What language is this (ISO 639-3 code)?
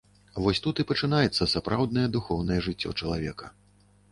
bel